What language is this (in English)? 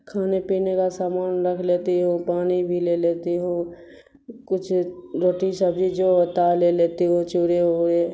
Urdu